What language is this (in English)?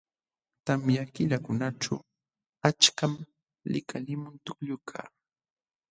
Jauja Wanca Quechua